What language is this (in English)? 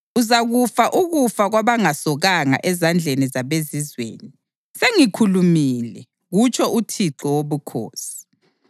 North Ndebele